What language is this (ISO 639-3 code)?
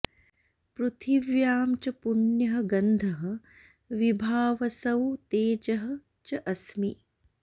san